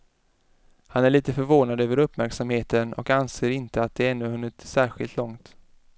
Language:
Swedish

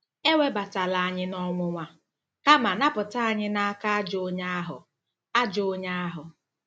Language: Igbo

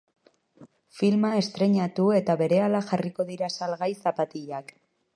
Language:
Basque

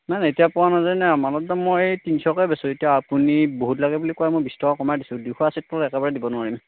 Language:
Assamese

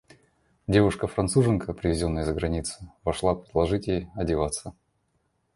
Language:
Russian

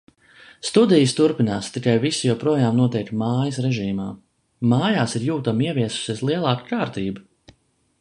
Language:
Latvian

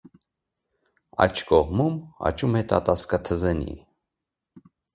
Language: Armenian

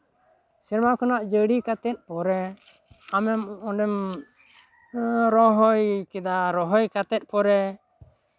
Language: Santali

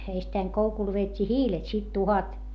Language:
Finnish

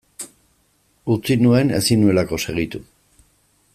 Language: Basque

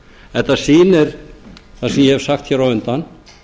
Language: Icelandic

